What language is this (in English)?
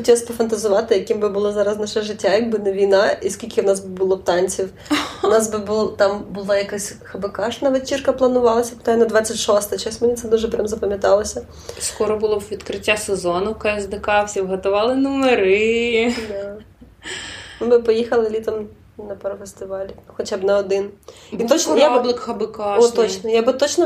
Ukrainian